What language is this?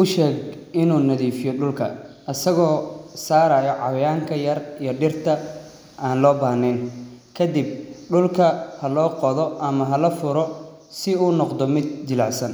Somali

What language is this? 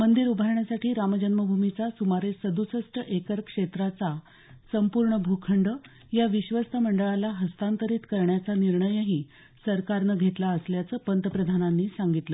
Marathi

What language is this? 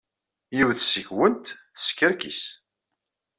Kabyle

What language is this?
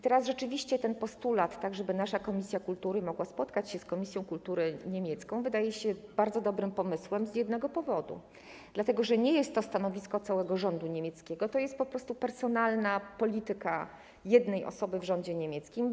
Polish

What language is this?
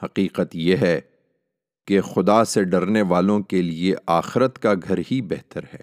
Urdu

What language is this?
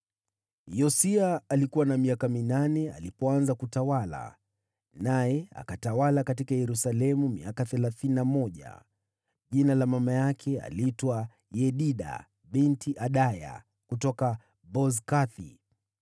Swahili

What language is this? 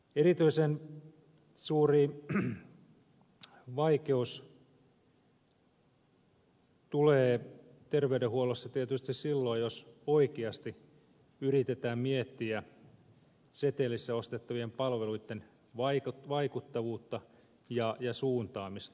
Finnish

